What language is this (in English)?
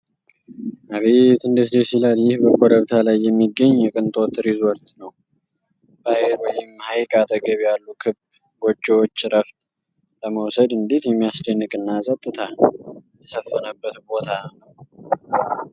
Amharic